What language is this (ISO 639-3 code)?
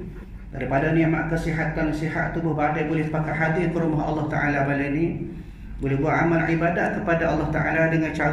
msa